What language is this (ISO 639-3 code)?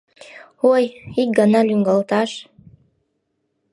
chm